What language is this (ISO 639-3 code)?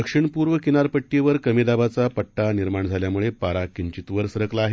mar